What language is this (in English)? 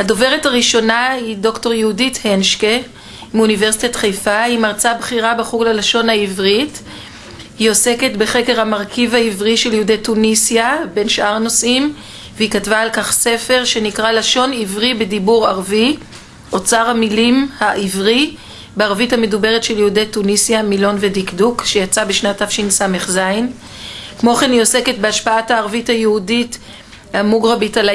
Hebrew